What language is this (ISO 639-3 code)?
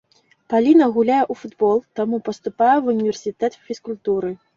bel